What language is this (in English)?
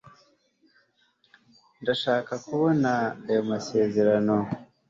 Kinyarwanda